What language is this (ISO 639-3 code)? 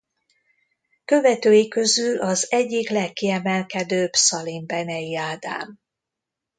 hun